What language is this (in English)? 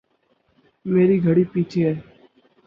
Urdu